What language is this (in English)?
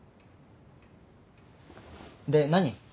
Japanese